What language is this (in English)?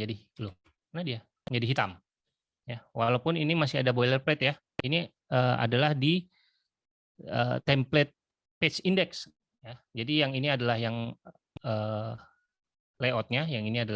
Indonesian